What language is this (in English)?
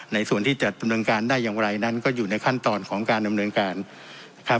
Thai